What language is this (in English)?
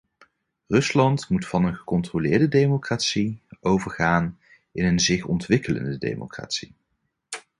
Dutch